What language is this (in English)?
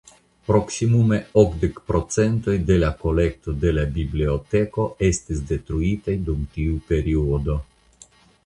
Esperanto